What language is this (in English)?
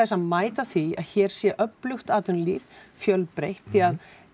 Icelandic